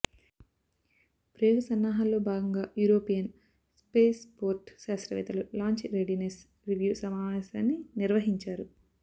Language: Telugu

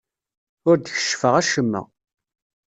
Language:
Kabyle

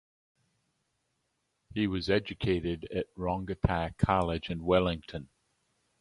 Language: English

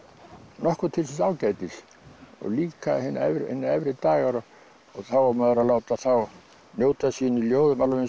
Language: Icelandic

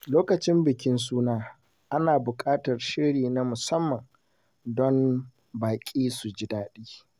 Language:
Hausa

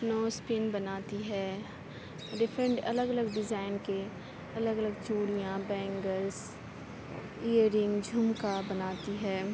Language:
Urdu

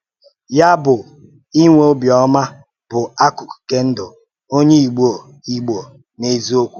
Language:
Igbo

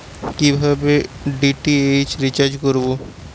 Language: Bangla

